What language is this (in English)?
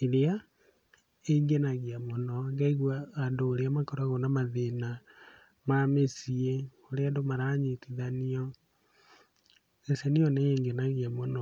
Kikuyu